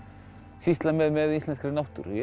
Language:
Icelandic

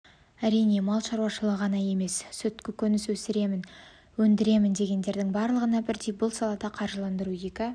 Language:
Kazakh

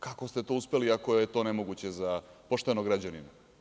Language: Serbian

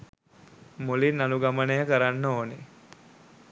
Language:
Sinhala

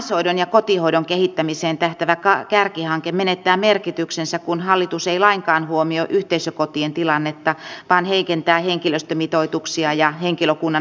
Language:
Finnish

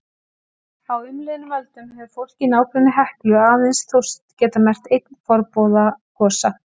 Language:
Icelandic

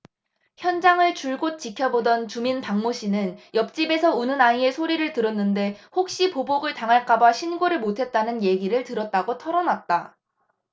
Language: Korean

